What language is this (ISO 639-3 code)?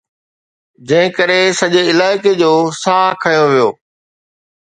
snd